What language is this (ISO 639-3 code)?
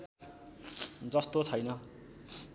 nep